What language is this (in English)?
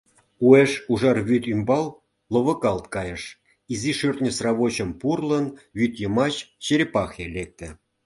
Mari